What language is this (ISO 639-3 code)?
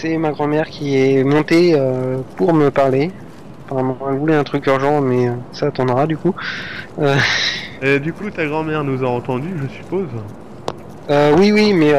fra